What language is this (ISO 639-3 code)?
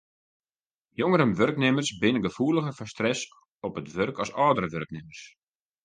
fry